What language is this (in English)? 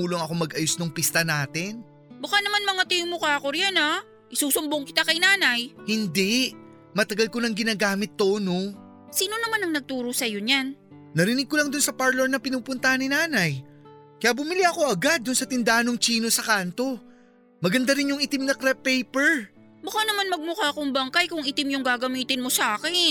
Filipino